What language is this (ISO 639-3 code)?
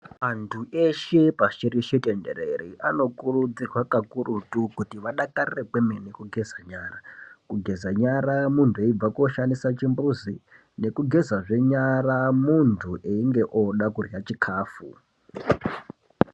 ndc